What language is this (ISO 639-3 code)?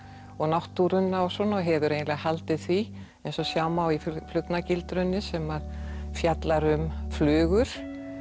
isl